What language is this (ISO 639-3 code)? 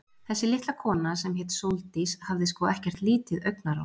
isl